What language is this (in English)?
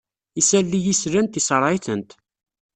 Kabyle